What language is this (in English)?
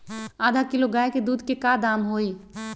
Magahi